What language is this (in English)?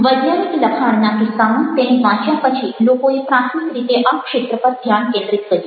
Gujarati